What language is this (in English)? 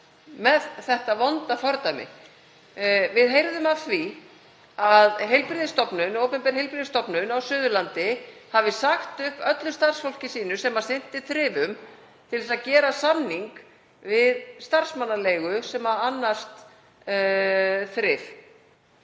Icelandic